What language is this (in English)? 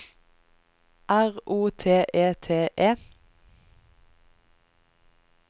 Norwegian